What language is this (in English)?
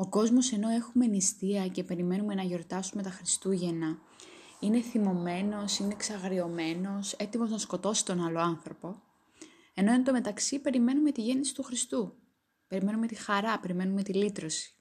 Greek